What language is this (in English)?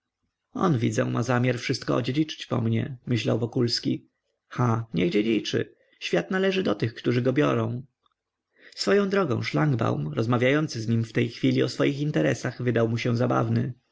Polish